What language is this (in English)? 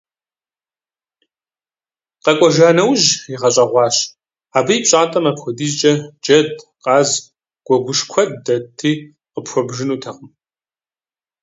Kabardian